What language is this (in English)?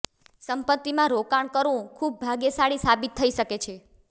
Gujarati